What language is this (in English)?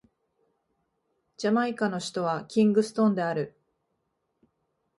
Japanese